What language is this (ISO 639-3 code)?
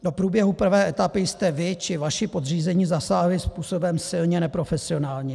ces